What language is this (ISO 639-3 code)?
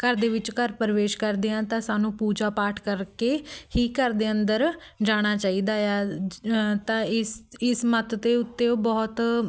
pan